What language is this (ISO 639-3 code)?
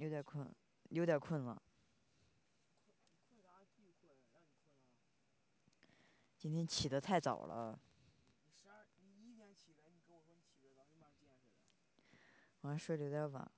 zho